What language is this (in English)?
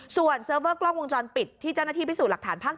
Thai